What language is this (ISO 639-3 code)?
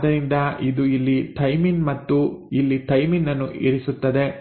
kan